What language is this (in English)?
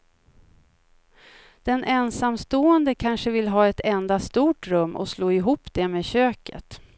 Swedish